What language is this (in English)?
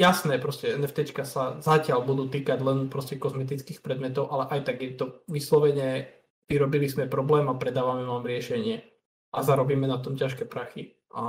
Slovak